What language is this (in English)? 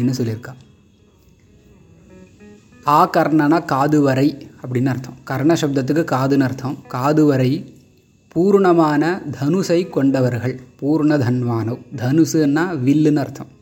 Tamil